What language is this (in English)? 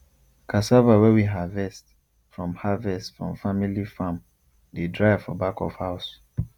Nigerian Pidgin